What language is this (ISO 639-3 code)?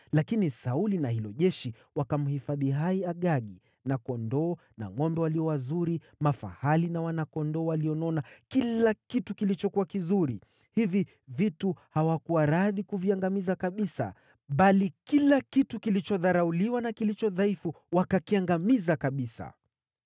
swa